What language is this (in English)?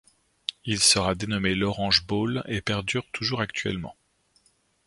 French